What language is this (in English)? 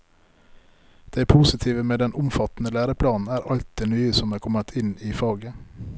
Norwegian